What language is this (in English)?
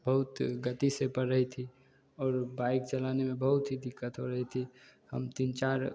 Hindi